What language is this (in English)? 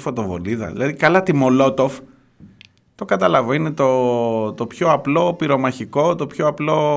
Greek